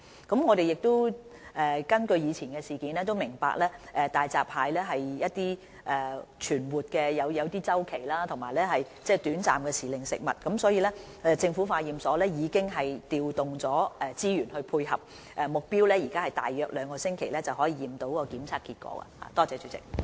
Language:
Cantonese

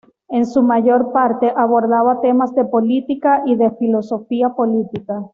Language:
Spanish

